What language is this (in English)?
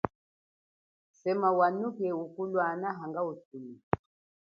Chokwe